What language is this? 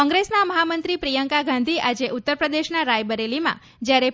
Gujarati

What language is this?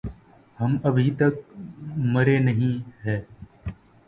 Urdu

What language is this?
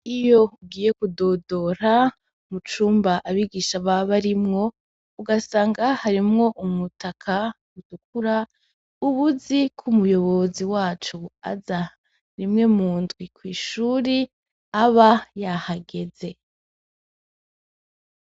Rundi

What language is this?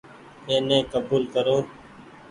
Goaria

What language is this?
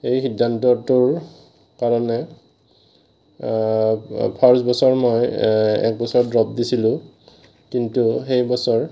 Assamese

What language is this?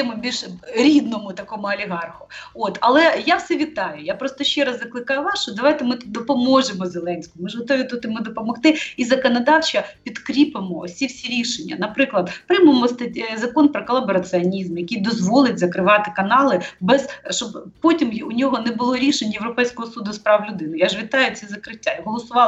Ukrainian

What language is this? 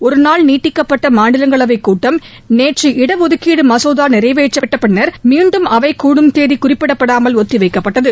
Tamil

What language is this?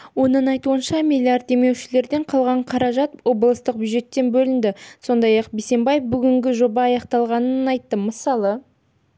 Kazakh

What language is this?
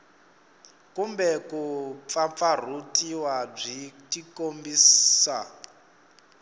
Tsonga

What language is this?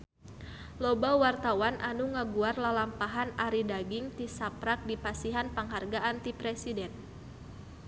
Sundanese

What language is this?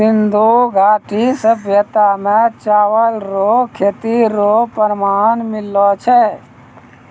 Maithili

